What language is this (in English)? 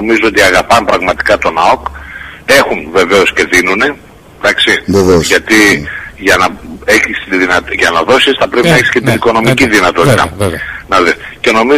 Greek